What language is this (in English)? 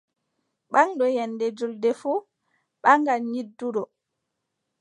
Adamawa Fulfulde